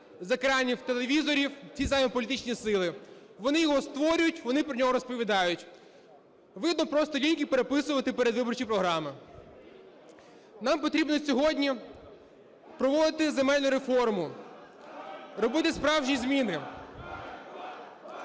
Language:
Ukrainian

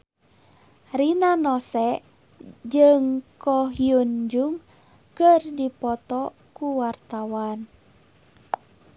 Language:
Sundanese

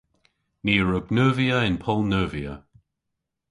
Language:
Cornish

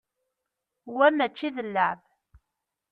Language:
Kabyle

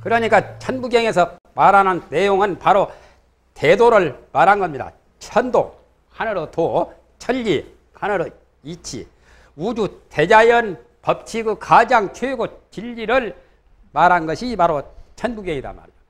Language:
Korean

